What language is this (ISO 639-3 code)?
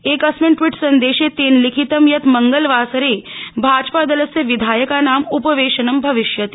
san